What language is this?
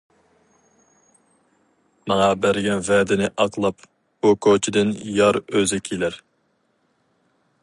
Uyghur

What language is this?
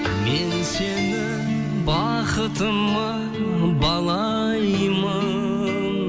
Kazakh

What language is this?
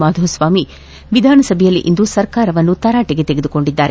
Kannada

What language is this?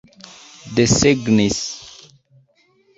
Esperanto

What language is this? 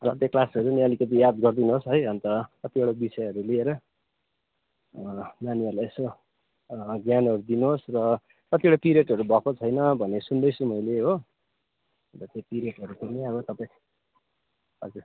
Nepali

